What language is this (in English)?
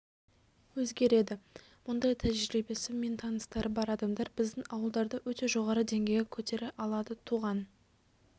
Kazakh